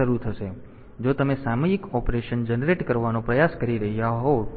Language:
Gujarati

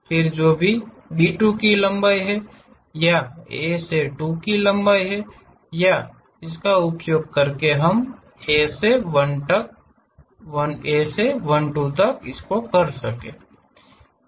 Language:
Hindi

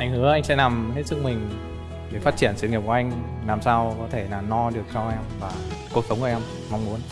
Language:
Vietnamese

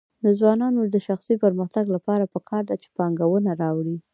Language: Pashto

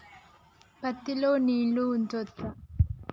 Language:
Telugu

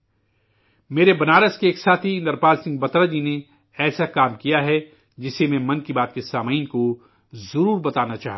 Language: Urdu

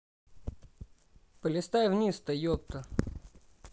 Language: Russian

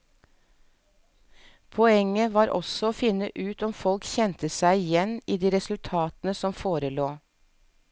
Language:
Norwegian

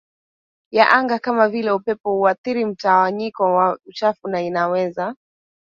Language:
Swahili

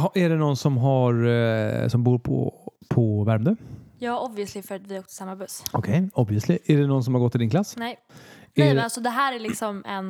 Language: Swedish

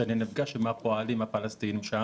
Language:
Hebrew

